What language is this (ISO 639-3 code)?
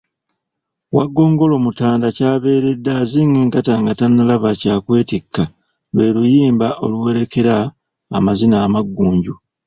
lug